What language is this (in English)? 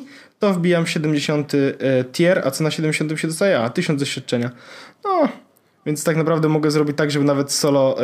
Polish